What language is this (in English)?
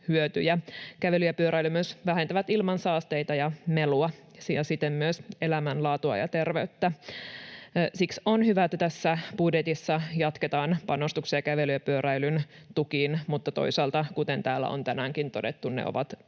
Finnish